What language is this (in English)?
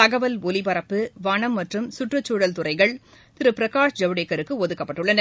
Tamil